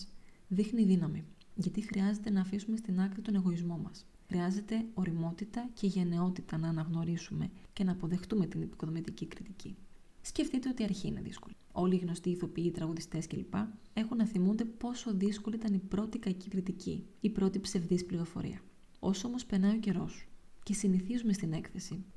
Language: Greek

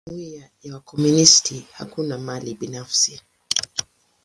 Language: Swahili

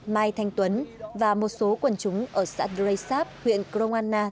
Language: Vietnamese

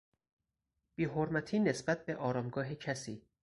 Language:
Persian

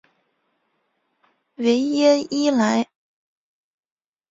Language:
Chinese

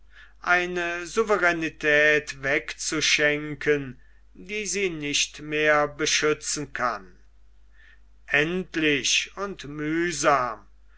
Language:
German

